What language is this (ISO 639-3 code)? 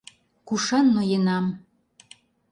chm